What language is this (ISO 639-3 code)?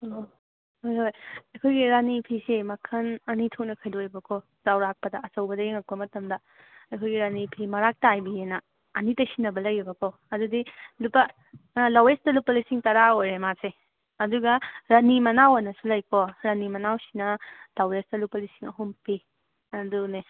mni